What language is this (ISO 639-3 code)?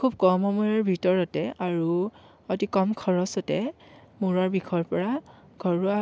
asm